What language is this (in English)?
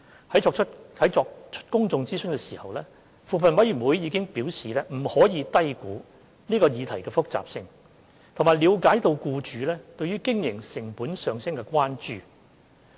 Cantonese